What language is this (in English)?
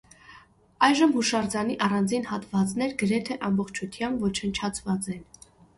Armenian